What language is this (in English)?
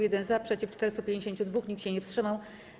Polish